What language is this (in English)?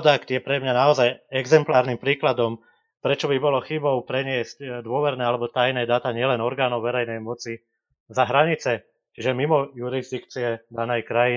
Slovak